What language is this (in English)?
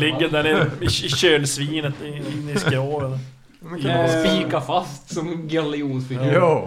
Swedish